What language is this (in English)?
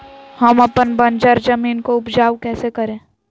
Magahi